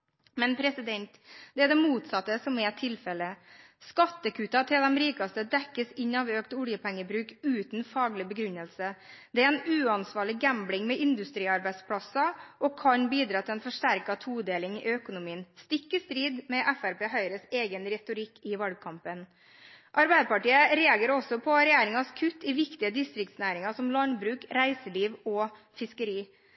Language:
Norwegian Bokmål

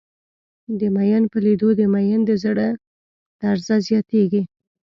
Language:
Pashto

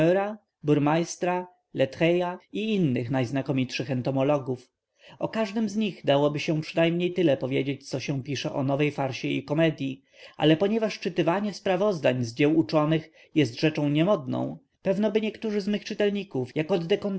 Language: Polish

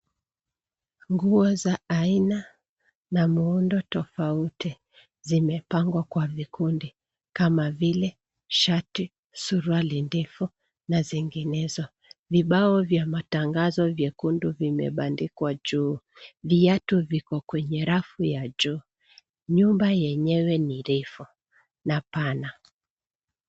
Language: Swahili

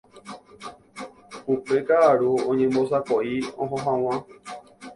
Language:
Guarani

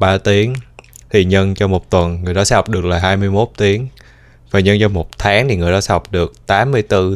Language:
Vietnamese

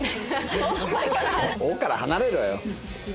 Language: Japanese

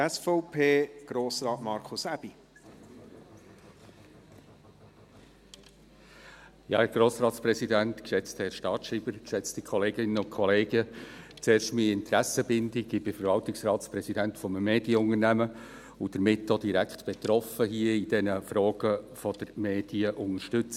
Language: Swiss German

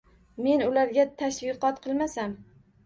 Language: Uzbek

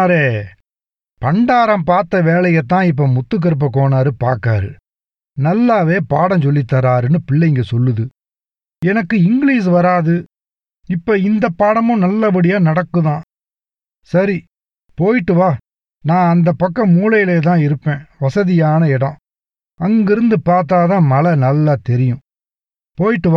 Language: Tamil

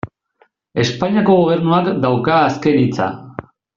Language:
Basque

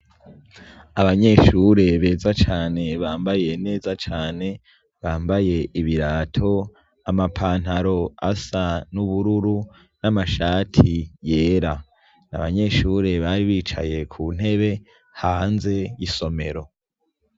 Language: Rundi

